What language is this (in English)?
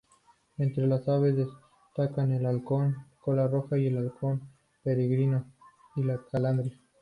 Spanish